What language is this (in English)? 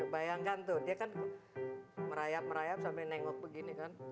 Indonesian